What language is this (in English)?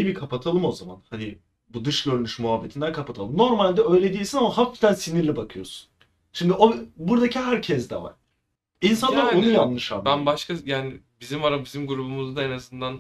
Turkish